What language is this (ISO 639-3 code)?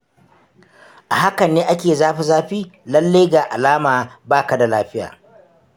hau